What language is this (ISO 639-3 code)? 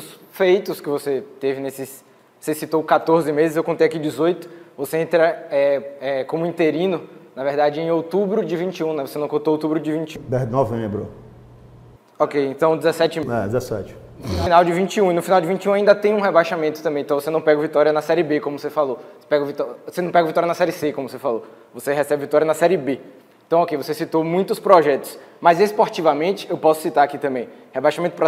por